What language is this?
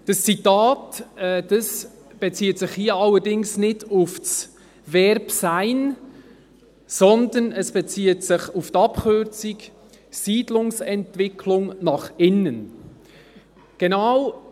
Swiss German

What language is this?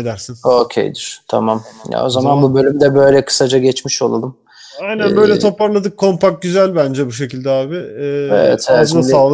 Turkish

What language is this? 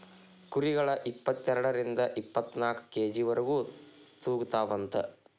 Kannada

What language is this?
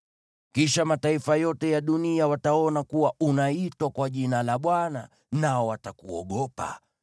Swahili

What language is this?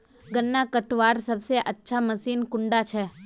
Magahi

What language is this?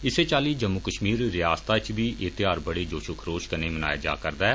Dogri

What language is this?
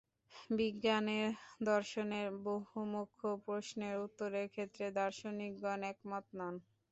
Bangla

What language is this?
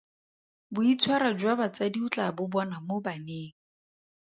Tswana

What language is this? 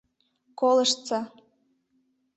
Mari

